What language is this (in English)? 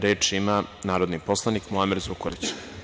Serbian